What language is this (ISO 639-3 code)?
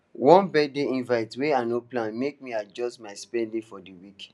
pcm